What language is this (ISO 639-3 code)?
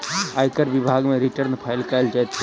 mai